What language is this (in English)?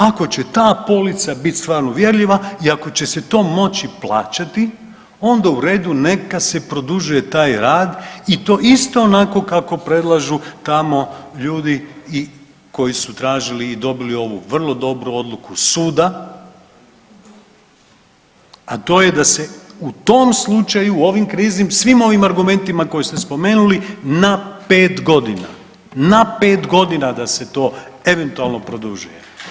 Croatian